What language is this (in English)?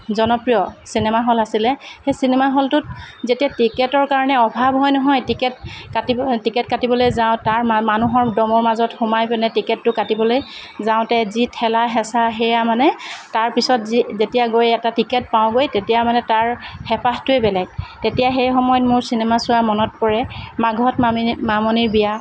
Assamese